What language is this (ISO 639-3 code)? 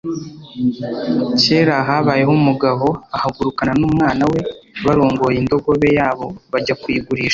kin